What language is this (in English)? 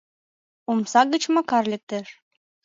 Mari